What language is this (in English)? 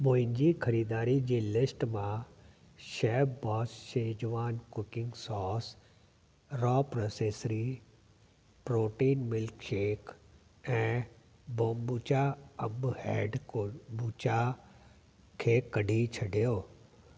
Sindhi